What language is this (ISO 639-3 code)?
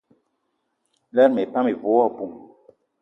eto